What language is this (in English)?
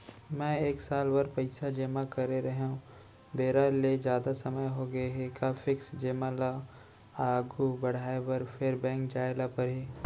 Chhattisgarhi